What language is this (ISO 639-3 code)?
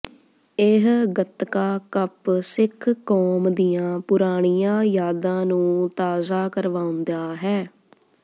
pan